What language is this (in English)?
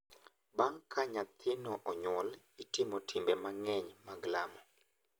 Luo (Kenya and Tanzania)